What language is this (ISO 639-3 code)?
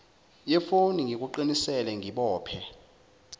zul